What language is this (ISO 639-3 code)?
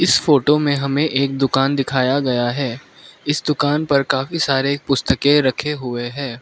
hin